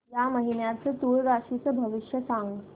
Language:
Marathi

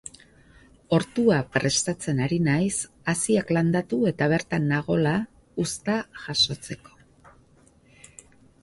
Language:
Basque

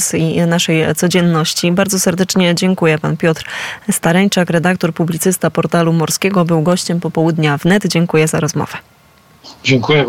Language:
Polish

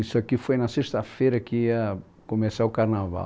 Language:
Portuguese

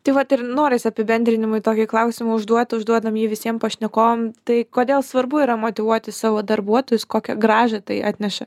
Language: Lithuanian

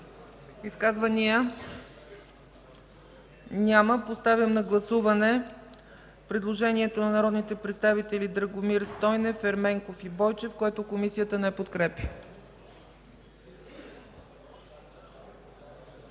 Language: Bulgarian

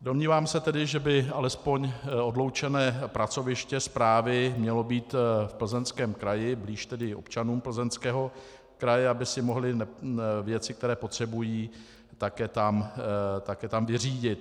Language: Czech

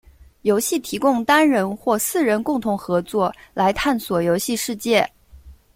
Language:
Chinese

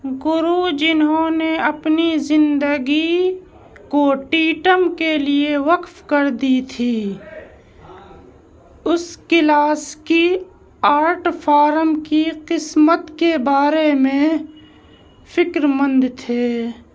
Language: Urdu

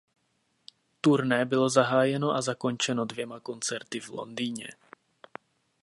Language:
Czech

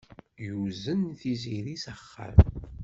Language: Kabyle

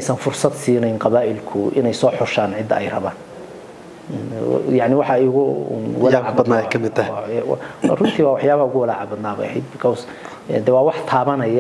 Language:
Arabic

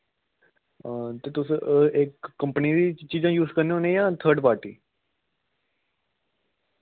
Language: Dogri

